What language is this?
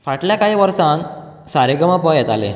Konkani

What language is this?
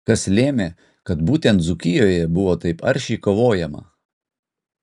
Lithuanian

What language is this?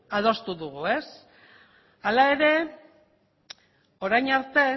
Basque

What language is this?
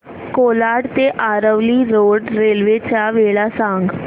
Marathi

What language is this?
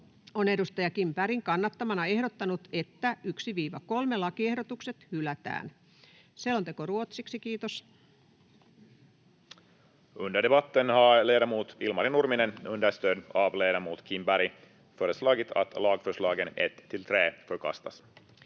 Finnish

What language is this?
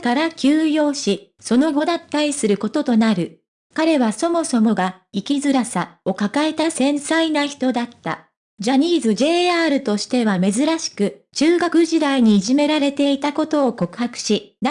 Japanese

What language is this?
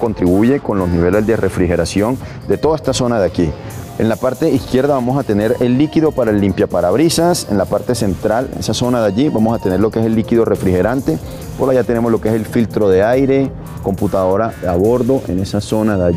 Spanish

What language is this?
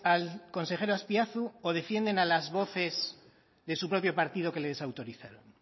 Spanish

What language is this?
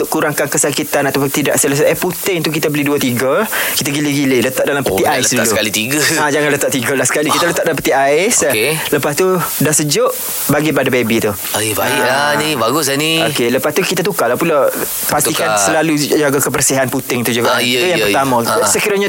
Malay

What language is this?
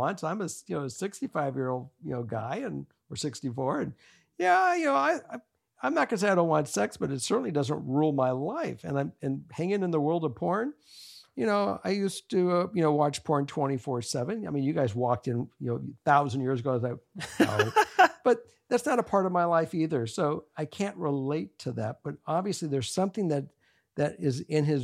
English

